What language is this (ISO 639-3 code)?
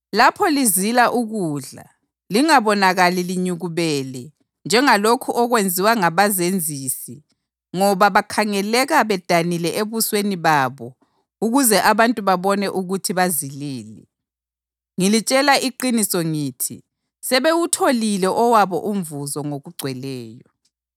nde